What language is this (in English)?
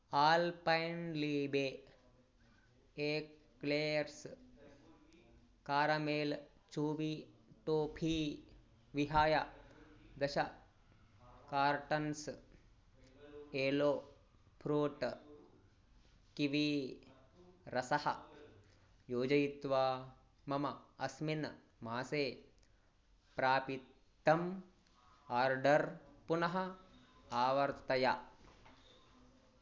Sanskrit